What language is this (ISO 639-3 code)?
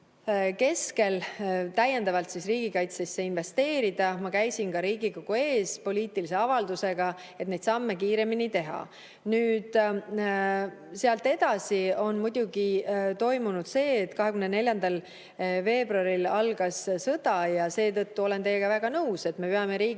est